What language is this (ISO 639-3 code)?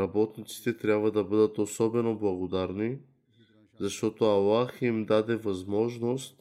bul